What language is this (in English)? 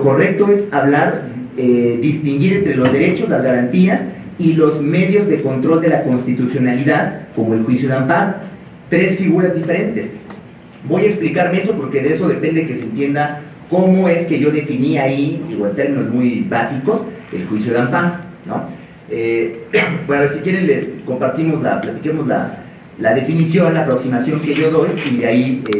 Spanish